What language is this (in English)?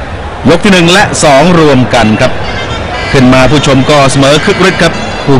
Thai